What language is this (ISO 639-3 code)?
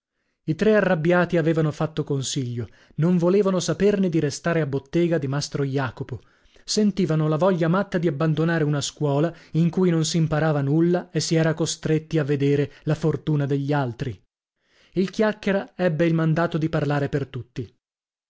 ita